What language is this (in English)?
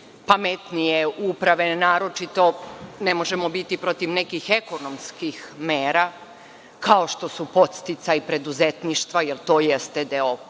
Serbian